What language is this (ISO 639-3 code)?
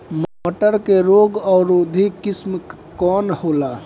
bho